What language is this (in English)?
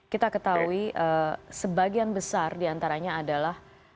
Indonesian